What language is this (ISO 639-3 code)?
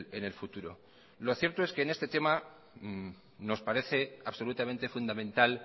spa